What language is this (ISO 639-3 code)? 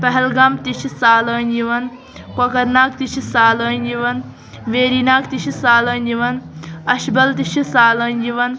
kas